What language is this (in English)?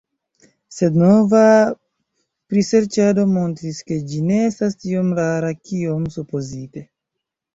Esperanto